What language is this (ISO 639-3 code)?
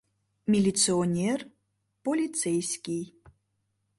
chm